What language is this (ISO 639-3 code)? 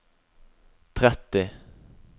nor